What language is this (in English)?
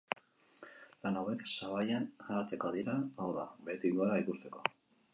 Basque